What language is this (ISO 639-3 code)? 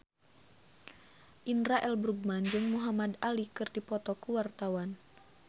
sun